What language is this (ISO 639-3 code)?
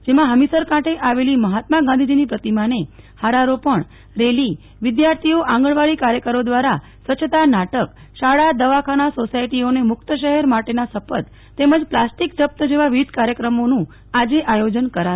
guj